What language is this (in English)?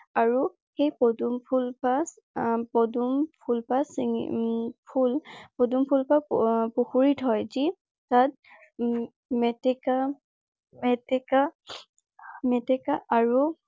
Assamese